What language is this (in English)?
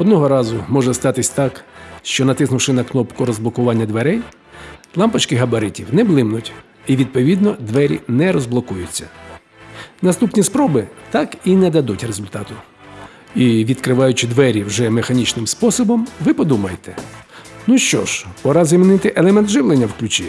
Ukrainian